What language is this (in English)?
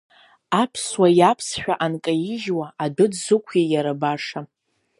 Abkhazian